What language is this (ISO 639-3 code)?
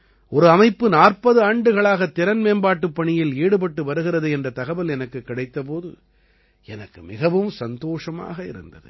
tam